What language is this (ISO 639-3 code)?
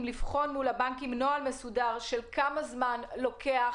heb